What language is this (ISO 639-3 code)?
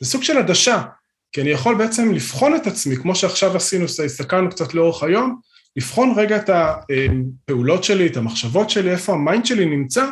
heb